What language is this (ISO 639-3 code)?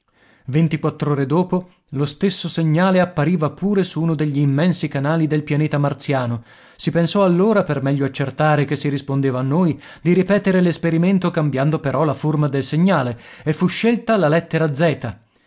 ita